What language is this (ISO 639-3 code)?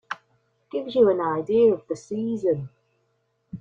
eng